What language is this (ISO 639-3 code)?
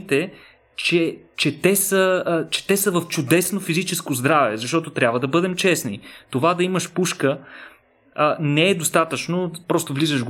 bul